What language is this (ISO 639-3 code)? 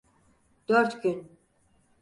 tur